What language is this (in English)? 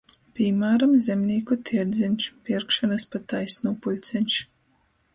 Latgalian